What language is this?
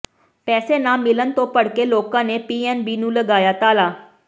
Punjabi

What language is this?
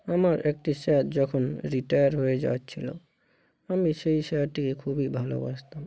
Bangla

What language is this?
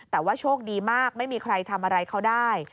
Thai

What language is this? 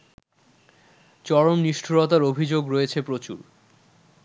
Bangla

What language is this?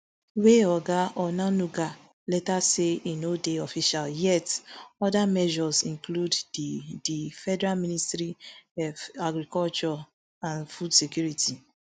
Nigerian Pidgin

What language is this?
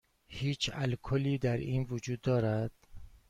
Persian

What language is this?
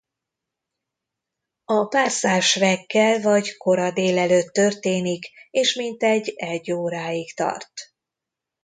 Hungarian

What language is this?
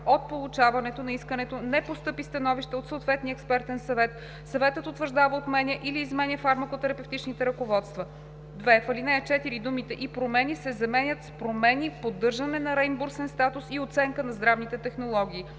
Bulgarian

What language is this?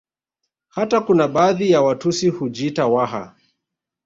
Swahili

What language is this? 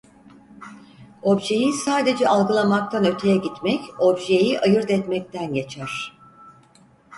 Turkish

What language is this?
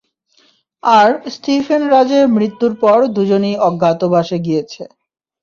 Bangla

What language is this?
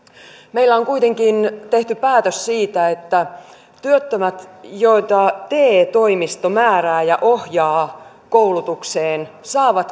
Finnish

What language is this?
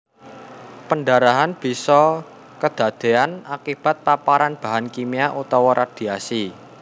Javanese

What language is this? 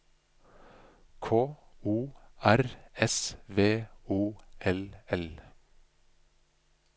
Norwegian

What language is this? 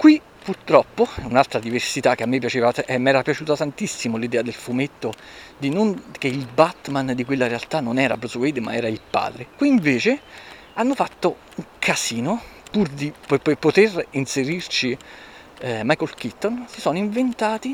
Italian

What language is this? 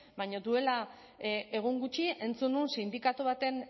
Basque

